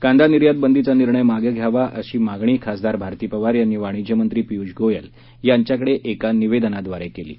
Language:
Marathi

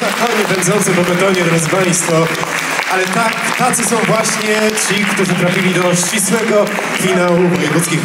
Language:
Polish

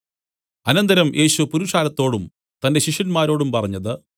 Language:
Malayalam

